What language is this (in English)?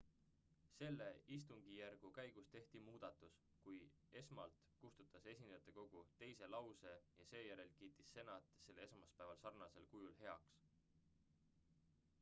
Estonian